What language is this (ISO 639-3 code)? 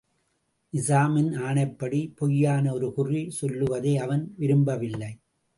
tam